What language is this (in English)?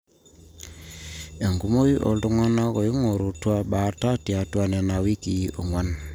Masai